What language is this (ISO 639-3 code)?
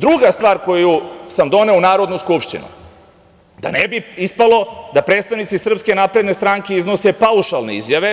srp